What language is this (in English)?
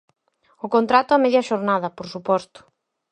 Galician